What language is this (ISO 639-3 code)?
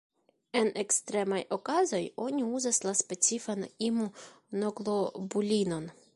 epo